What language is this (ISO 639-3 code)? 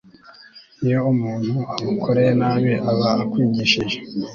kin